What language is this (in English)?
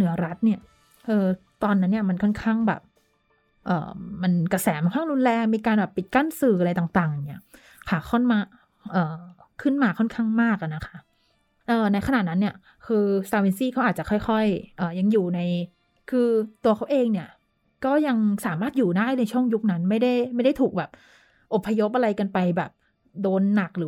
Thai